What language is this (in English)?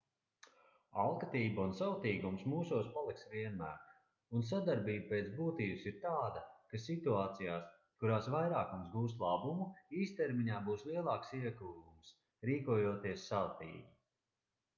Latvian